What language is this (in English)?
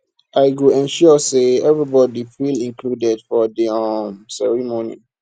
Nigerian Pidgin